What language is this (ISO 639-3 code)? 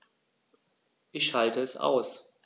deu